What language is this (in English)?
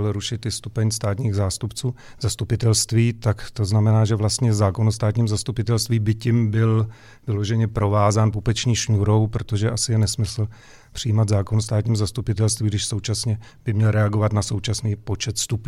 Czech